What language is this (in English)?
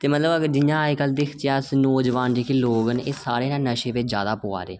Dogri